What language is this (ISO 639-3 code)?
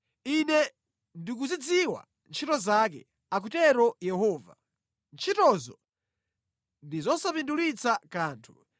nya